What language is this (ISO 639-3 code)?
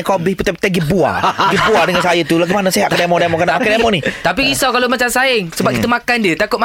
msa